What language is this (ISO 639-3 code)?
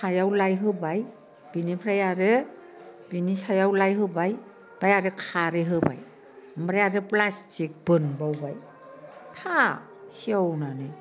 brx